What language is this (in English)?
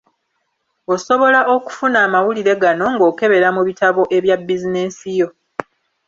Ganda